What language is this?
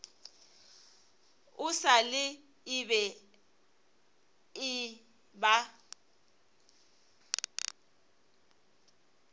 Northern Sotho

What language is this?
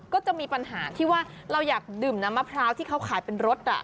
Thai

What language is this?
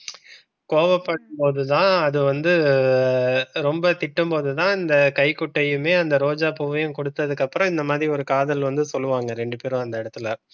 Tamil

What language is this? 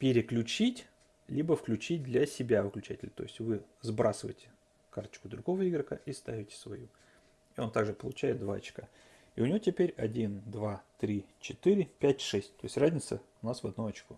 Russian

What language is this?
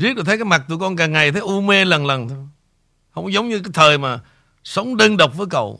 Vietnamese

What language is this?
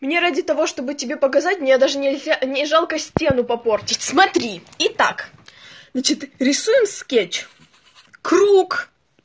Russian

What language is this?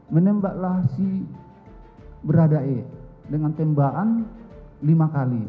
Indonesian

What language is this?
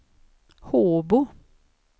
Swedish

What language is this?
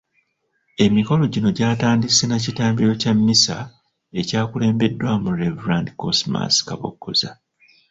Ganda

